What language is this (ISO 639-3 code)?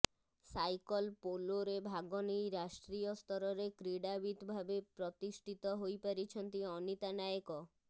ori